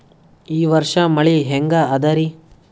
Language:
Kannada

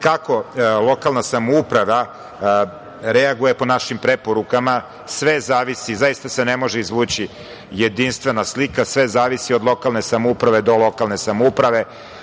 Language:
Serbian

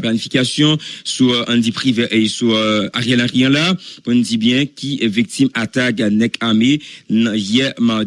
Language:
French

